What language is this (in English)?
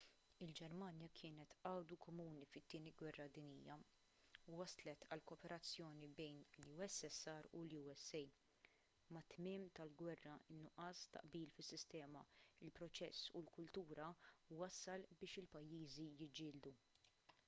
Maltese